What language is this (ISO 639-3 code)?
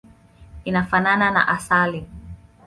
swa